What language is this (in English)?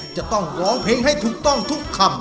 Thai